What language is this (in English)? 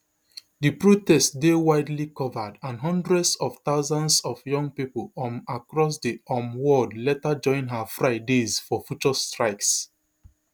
Nigerian Pidgin